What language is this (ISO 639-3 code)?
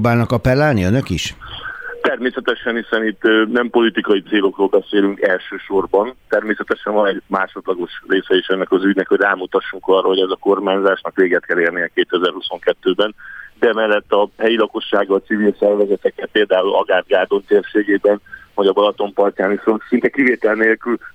hun